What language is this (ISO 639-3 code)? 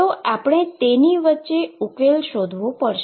guj